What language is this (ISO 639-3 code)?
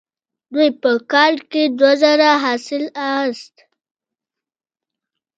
pus